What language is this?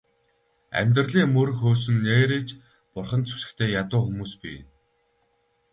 Mongolian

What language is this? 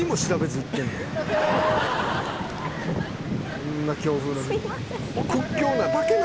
Japanese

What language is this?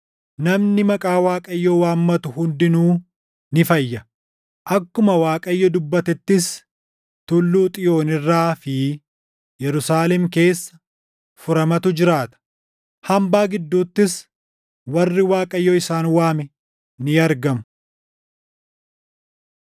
Oromo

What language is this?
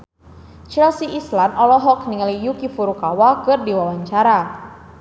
Sundanese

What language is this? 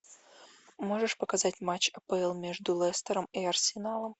Russian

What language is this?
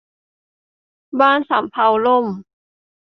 Thai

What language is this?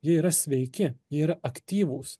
Lithuanian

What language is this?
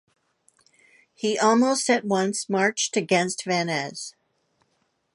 English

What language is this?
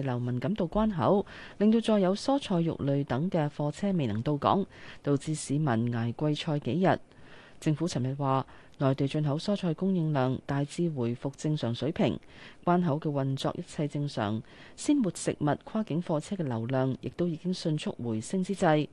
Chinese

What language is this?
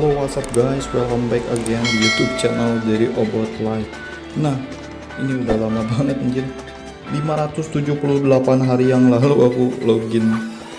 Indonesian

